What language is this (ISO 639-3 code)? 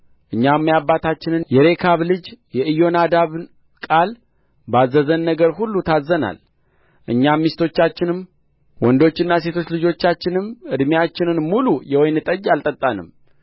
amh